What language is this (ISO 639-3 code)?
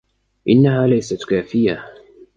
ara